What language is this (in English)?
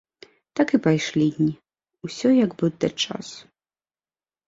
Belarusian